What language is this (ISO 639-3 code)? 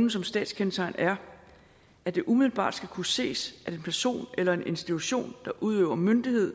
dan